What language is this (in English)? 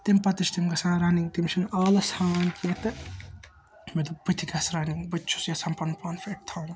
Kashmiri